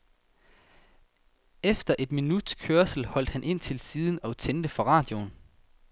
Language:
Danish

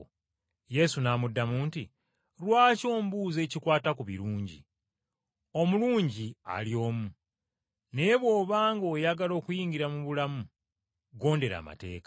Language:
Ganda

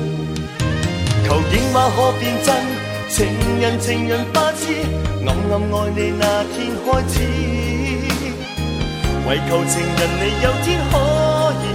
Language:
Chinese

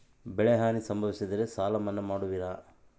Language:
Kannada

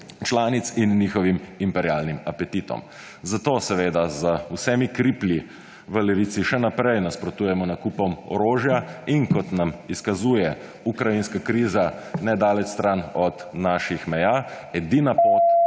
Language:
Slovenian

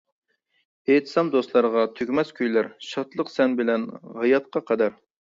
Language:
Uyghur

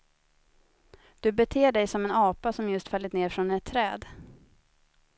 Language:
Swedish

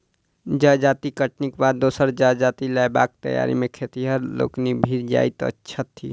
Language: Maithili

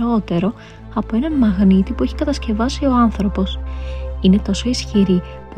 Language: Greek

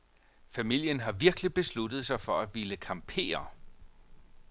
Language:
Danish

